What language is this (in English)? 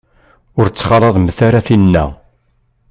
Kabyle